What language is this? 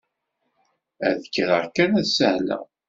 Kabyle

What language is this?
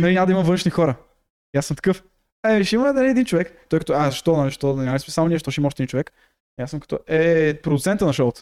Bulgarian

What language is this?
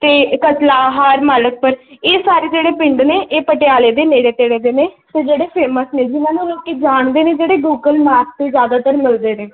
Punjabi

